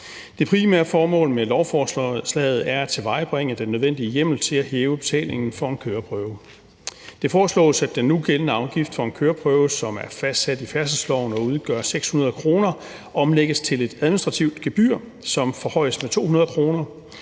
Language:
Danish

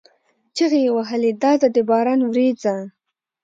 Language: Pashto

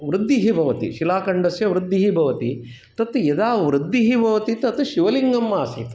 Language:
Sanskrit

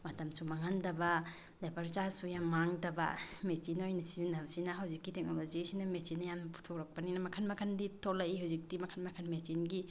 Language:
Manipuri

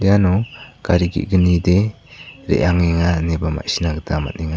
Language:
Garo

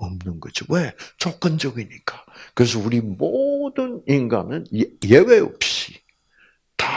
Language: Korean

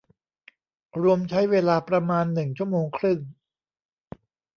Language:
Thai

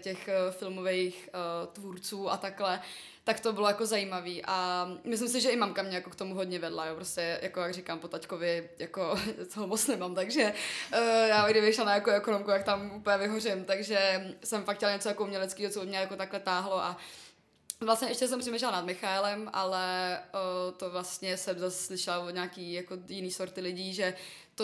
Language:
Czech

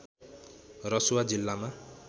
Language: Nepali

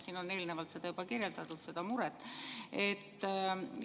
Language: Estonian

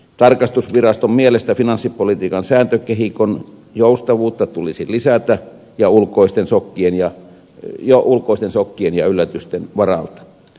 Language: Finnish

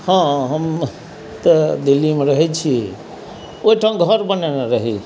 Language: Maithili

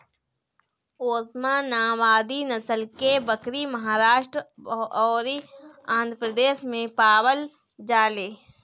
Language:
Bhojpuri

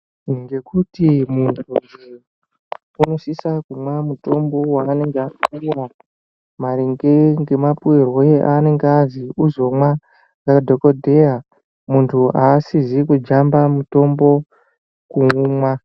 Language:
Ndau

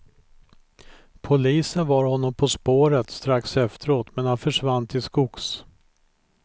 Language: Swedish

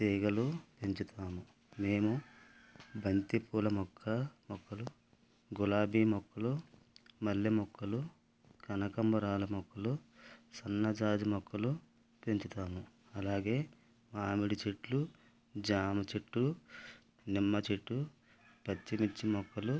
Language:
Telugu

